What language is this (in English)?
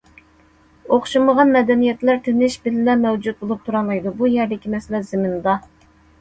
Uyghur